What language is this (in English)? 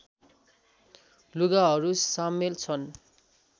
Nepali